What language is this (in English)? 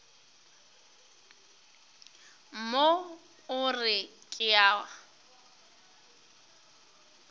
Northern Sotho